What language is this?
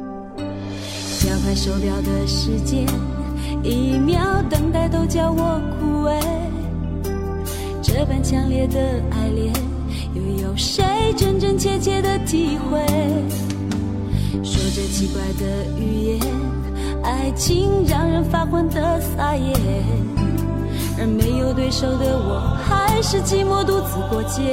Chinese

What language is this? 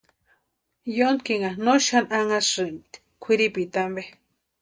Western Highland Purepecha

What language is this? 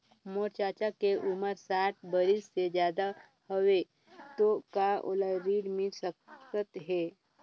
Chhattisgarhi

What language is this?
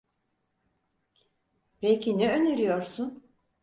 Turkish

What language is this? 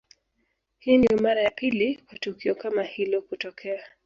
Swahili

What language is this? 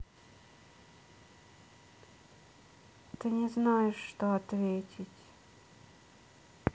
Russian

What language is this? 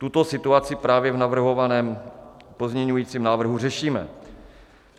Czech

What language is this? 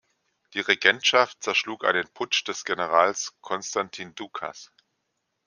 German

